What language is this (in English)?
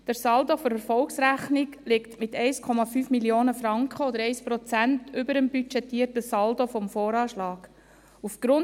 Swiss German